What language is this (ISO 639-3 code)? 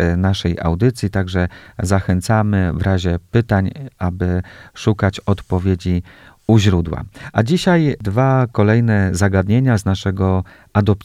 pol